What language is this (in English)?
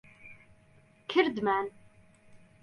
Central Kurdish